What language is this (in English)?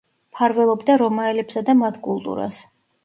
Georgian